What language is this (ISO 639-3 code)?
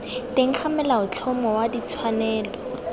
tsn